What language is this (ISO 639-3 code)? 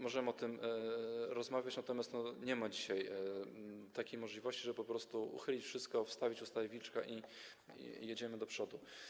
pol